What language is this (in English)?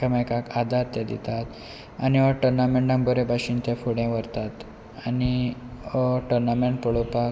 Konkani